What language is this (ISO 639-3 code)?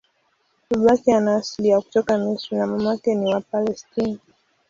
swa